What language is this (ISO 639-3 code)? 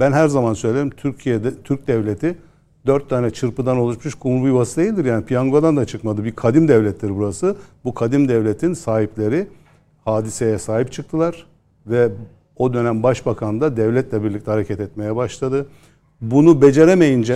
tur